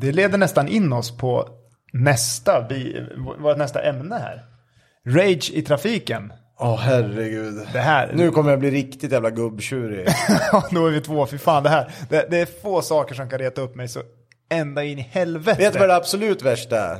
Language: Swedish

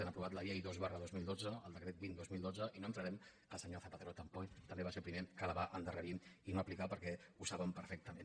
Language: Catalan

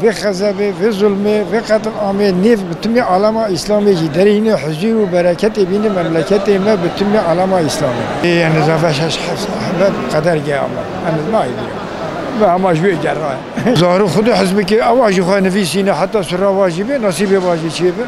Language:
Turkish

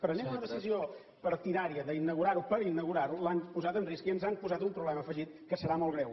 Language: Catalan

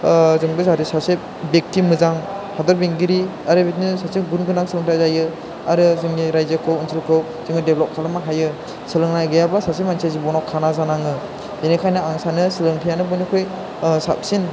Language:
Bodo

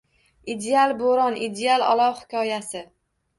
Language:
Uzbek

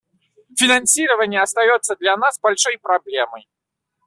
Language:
Russian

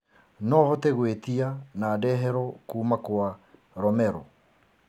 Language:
Kikuyu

